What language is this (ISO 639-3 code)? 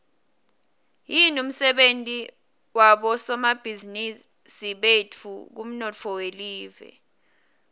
ssw